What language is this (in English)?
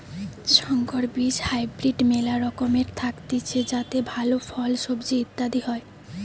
Bangla